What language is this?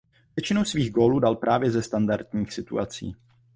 Czech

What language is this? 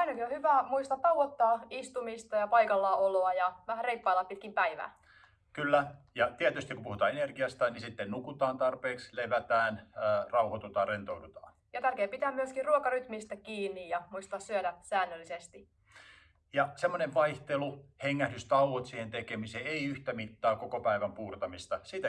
Finnish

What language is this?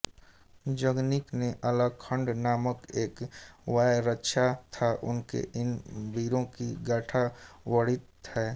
Hindi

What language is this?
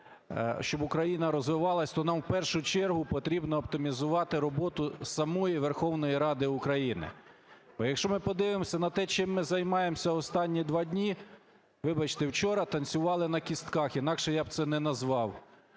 Ukrainian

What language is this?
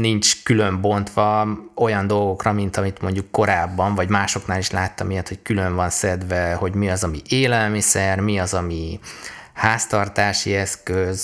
Hungarian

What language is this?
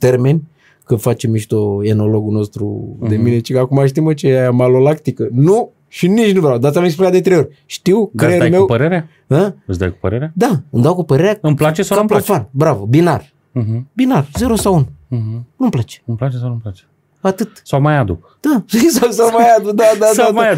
Romanian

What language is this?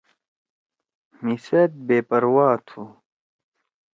Torwali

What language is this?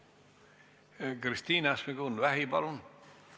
Estonian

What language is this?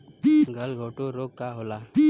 Bhojpuri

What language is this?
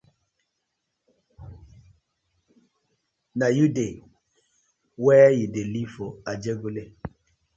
Nigerian Pidgin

